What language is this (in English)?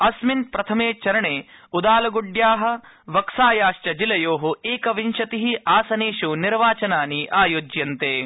Sanskrit